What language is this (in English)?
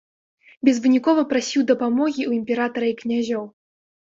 Belarusian